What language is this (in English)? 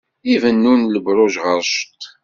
Kabyle